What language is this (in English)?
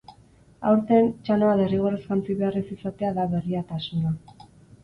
Basque